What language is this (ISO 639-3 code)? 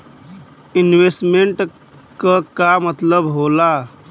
bho